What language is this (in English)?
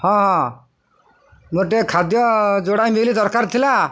Odia